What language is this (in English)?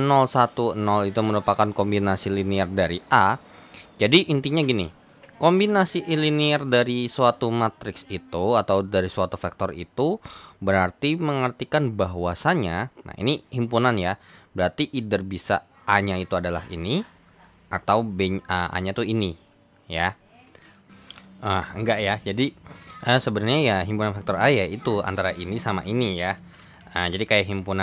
Indonesian